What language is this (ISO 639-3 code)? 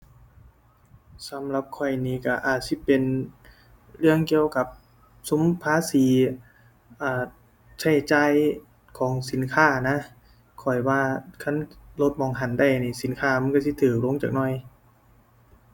tha